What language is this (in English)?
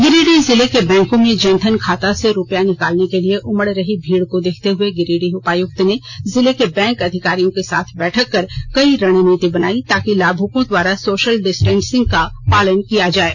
Hindi